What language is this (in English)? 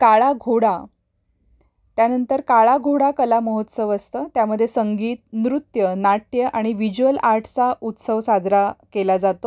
Marathi